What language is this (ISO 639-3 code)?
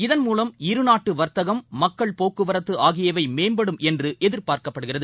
tam